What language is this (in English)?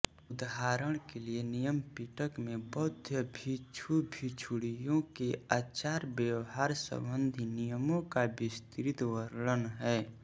Hindi